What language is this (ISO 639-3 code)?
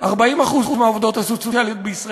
heb